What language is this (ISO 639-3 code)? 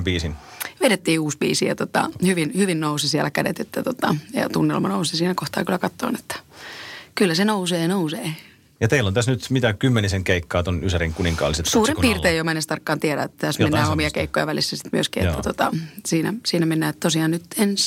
fin